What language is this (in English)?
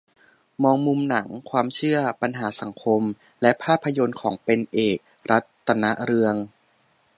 Thai